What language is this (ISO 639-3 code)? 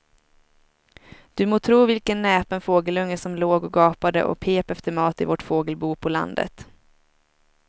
swe